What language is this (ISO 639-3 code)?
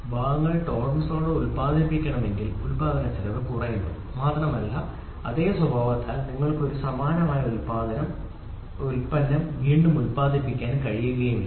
mal